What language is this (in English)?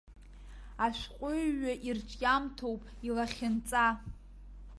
Abkhazian